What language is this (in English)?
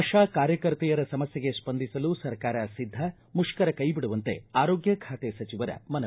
Kannada